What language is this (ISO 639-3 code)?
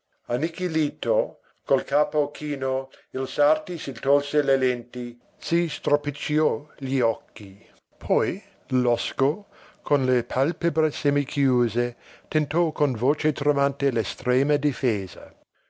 ita